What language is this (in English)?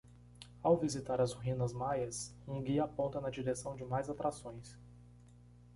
Portuguese